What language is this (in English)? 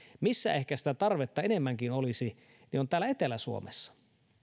Finnish